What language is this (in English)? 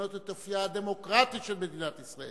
Hebrew